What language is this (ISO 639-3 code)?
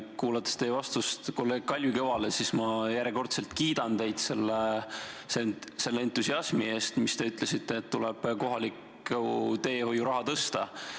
est